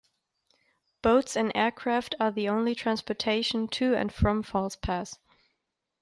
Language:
English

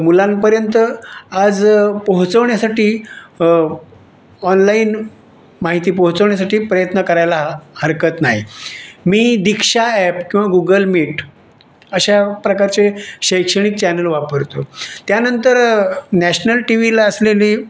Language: Marathi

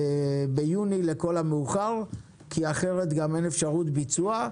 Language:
Hebrew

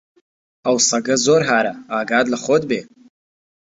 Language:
Central Kurdish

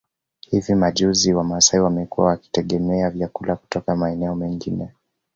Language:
Swahili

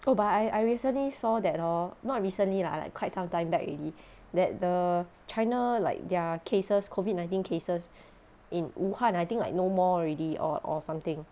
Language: English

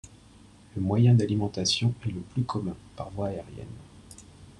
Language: French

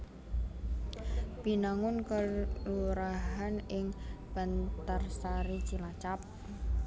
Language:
Javanese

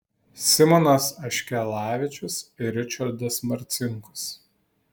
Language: Lithuanian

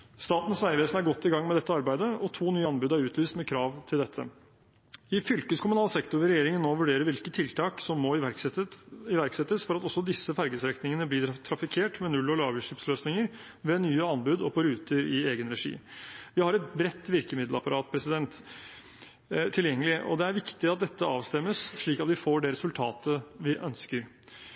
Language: Norwegian Bokmål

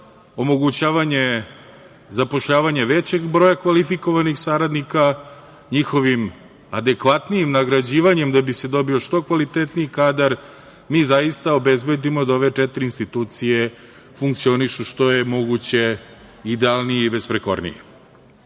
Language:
Serbian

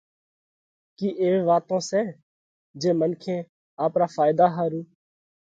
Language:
Parkari Koli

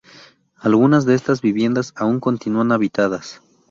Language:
Spanish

